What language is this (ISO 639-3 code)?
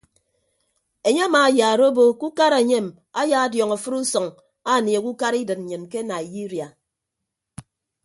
ibb